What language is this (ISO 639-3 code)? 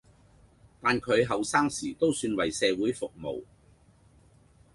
yue